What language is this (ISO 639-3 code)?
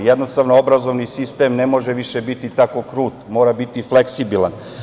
srp